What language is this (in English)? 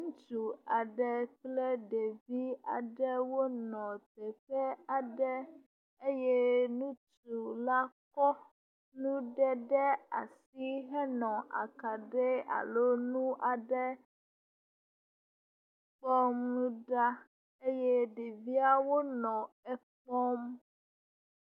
Ewe